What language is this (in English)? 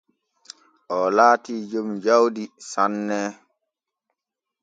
Borgu Fulfulde